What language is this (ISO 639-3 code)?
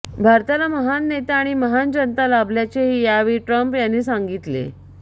mar